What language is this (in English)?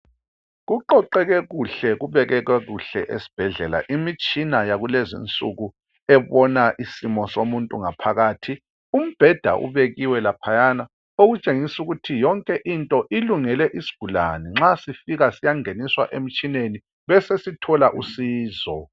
North Ndebele